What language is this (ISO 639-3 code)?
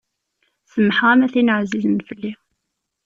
kab